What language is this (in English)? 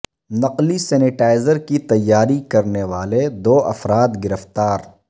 Urdu